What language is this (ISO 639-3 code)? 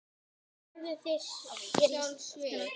isl